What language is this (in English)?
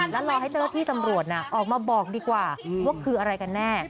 Thai